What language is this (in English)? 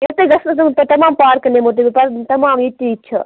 Kashmiri